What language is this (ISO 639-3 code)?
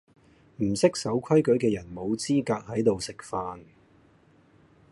yue